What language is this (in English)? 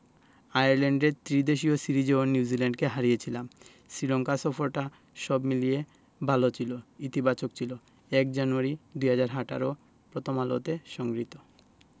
Bangla